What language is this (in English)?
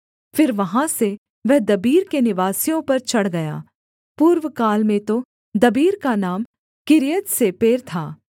Hindi